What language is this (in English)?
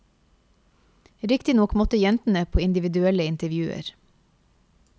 Norwegian